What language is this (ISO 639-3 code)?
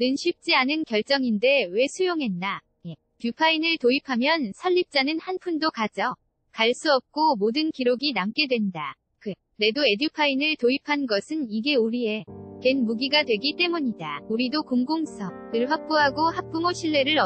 kor